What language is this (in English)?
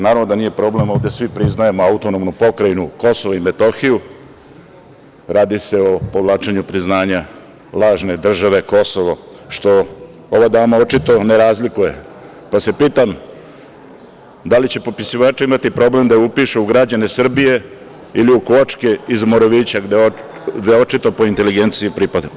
Serbian